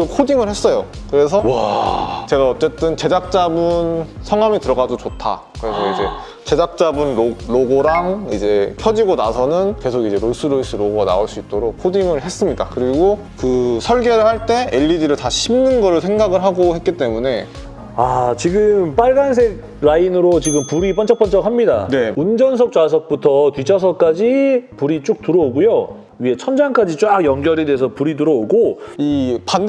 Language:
Korean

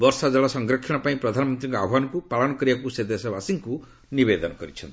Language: Odia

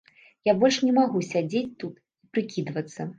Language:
Belarusian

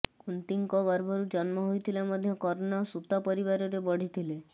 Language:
Odia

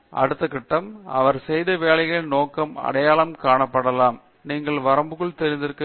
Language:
Tamil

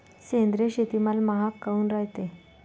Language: Marathi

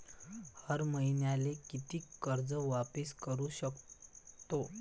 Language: Marathi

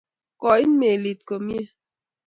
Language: Kalenjin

